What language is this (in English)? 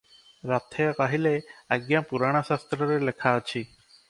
Odia